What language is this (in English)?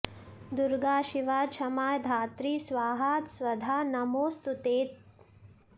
Sanskrit